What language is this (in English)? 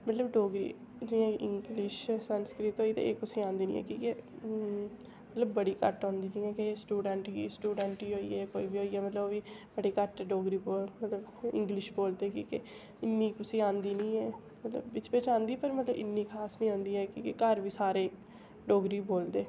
Dogri